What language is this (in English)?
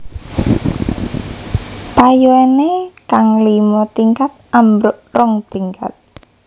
Javanese